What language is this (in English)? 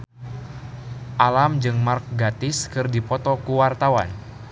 Sundanese